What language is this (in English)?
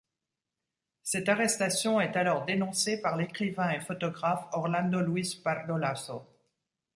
French